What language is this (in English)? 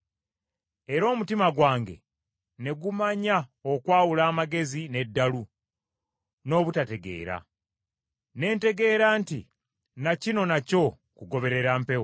Ganda